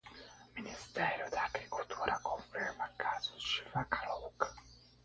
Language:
Portuguese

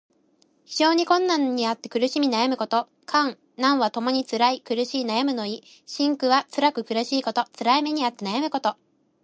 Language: Japanese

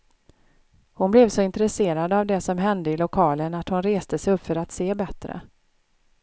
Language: Swedish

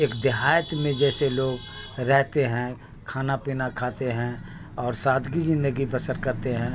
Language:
Urdu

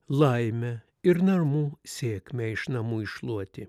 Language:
Lithuanian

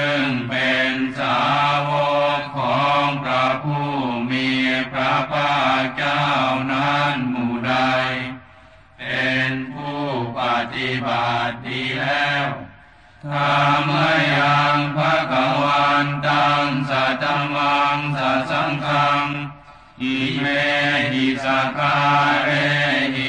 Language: Thai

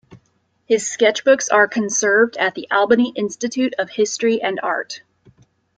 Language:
English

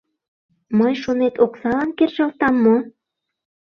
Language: Mari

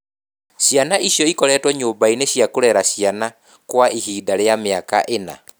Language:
Kikuyu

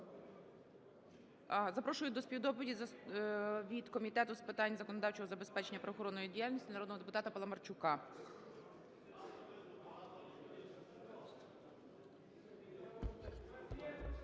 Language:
Ukrainian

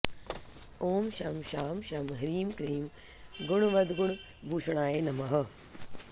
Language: Sanskrit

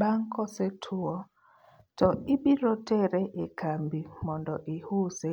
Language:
Luo (Kenya and Tanzania)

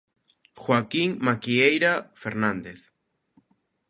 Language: Galician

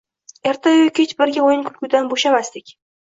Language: Uzbek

